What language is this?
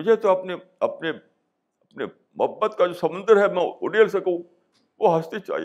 Urdu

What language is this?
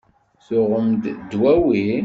Kabyle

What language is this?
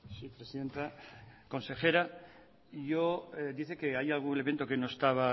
Spanish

